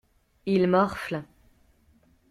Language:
French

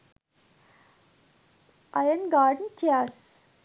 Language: Sinhala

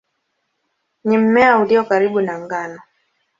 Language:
Swahili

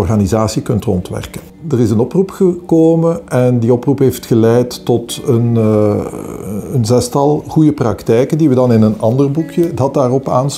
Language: Dutch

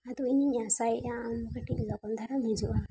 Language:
Santali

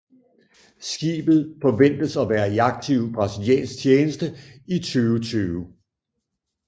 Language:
Danish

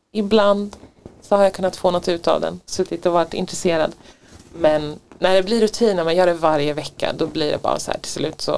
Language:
Swedish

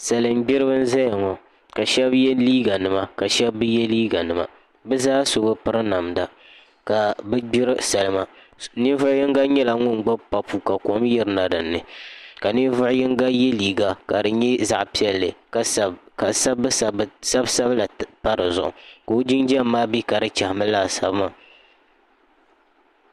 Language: Dagbani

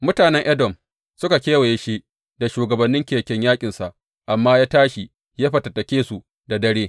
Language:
Hausa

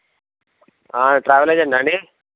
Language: Telugu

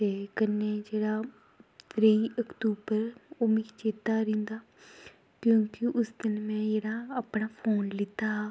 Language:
Dogri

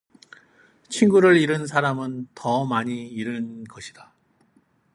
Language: Korean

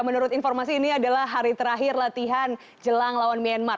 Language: Indonesian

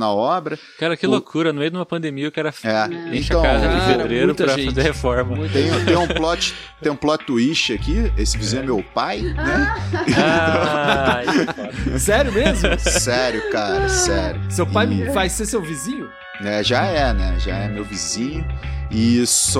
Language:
Portuguese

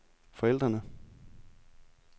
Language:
Danish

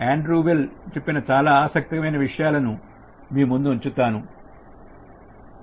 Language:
Telugu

